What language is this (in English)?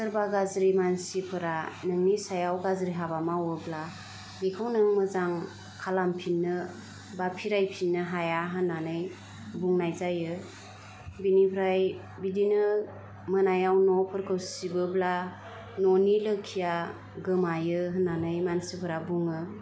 Bodo